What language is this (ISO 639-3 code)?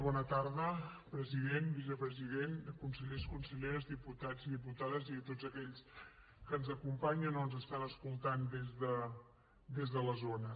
cat